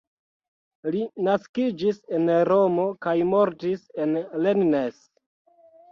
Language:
Esperanto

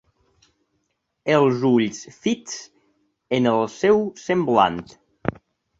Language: Catalan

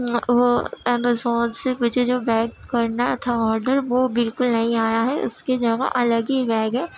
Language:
Urdu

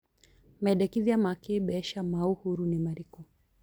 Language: Kikuyu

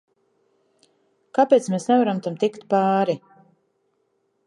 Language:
Latvian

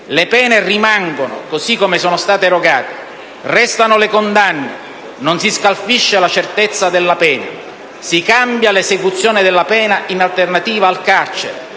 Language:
Italian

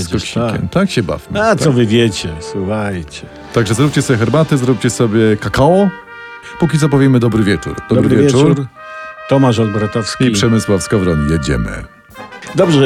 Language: Polish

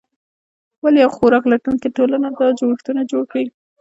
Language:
Pashto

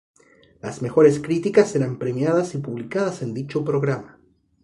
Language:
Spanish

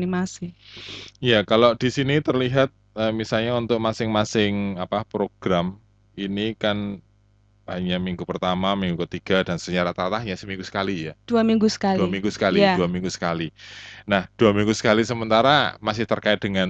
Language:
Indonesian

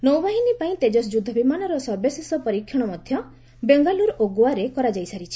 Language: Odia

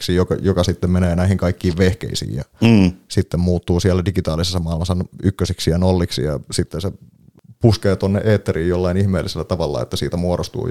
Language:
Finnish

